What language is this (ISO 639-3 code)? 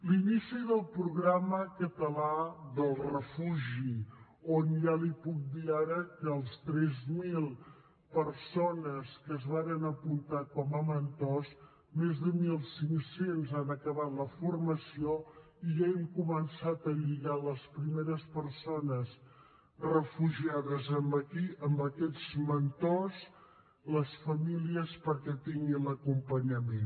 cat